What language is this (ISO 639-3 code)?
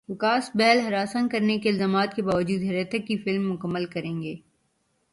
urd